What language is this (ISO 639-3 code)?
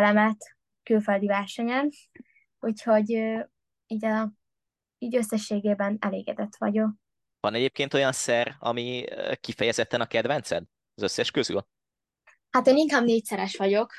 hun